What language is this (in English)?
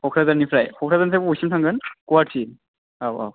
Bodo